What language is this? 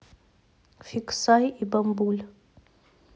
Russian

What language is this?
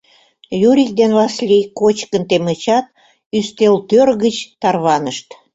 Mari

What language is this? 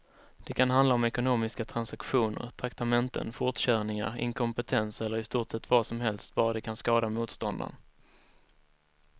Swedish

